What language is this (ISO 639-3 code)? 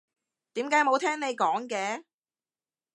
yue